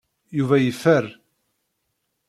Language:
Kabyle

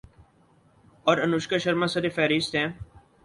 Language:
Urdu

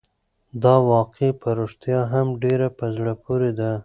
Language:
Pashto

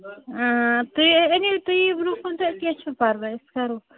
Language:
Kashmiri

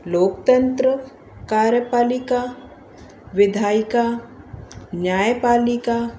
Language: Sindhi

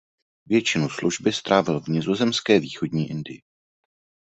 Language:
Czech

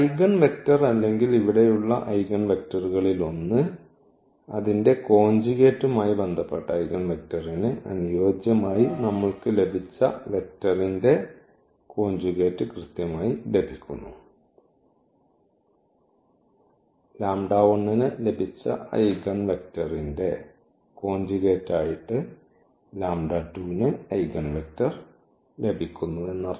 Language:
Malayalam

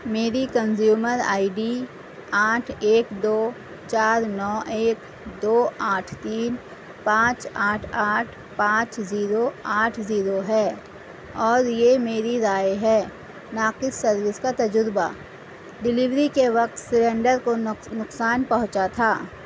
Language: Urdu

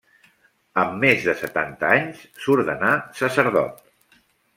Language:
Catalan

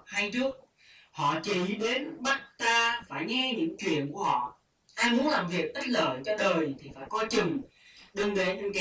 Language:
Vietnamese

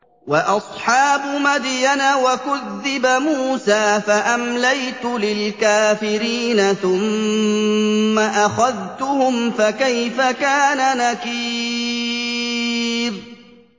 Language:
Arabic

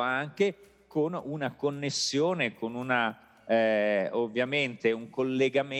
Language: Italian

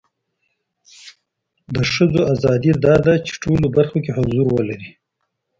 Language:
Pashto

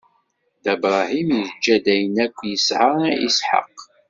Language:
Kabyle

